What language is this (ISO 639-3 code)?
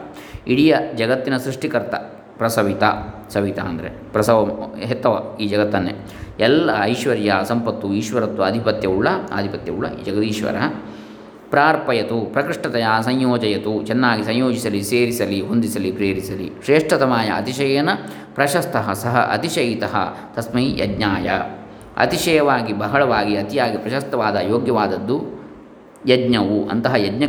kan